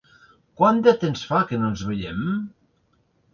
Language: Catalan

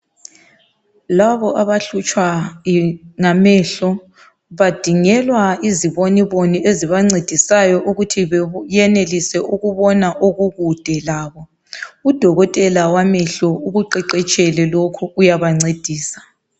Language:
North Ndebele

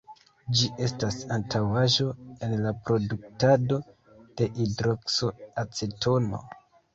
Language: Esperanto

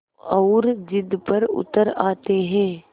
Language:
Hindi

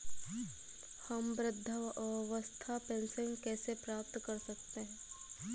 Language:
Hindi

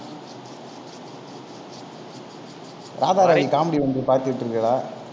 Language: Tamil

